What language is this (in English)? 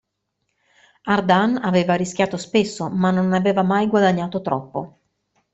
Italian